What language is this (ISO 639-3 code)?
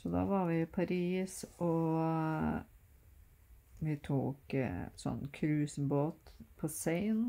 nor